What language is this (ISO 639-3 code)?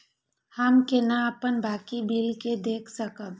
mai